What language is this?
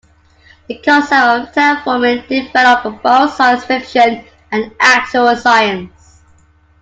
English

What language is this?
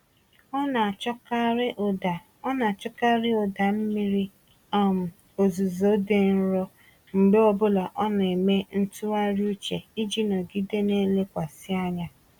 Igbo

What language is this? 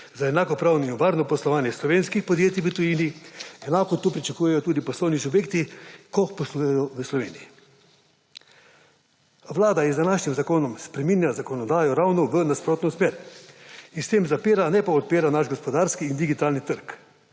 Slovenian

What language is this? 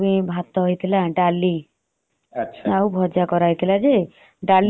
Odia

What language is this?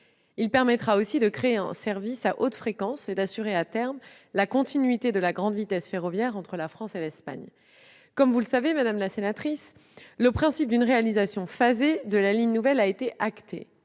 French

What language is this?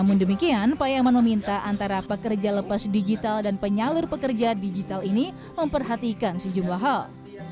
Indonesian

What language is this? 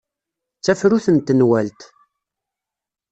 Kabyle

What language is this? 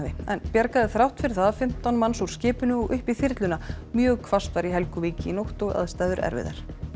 Icelandic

